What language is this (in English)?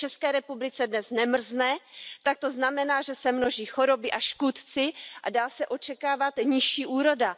Czech